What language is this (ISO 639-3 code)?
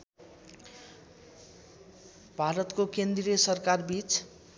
nep